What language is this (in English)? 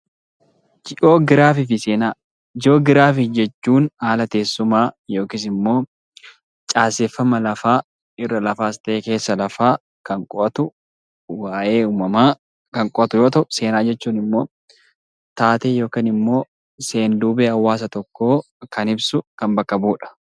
Oromo